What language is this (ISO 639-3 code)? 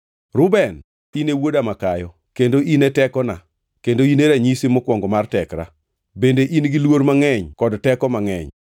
luo